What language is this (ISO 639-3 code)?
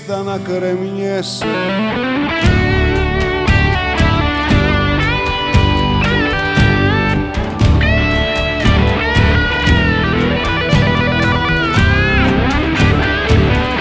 ell